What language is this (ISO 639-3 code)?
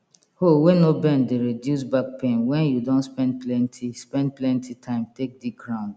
pcm